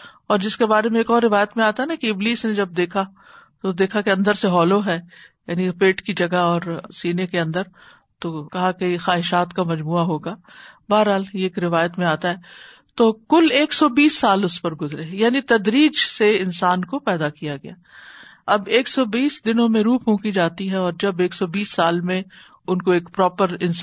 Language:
Urdu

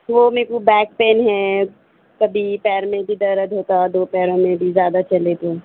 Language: Urdu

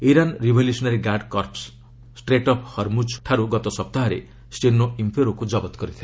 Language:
Odia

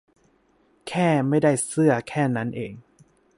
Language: Thai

